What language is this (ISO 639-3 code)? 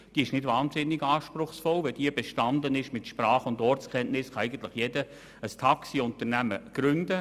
gsw